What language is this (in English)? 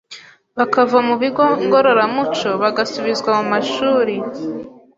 Kinyarwanda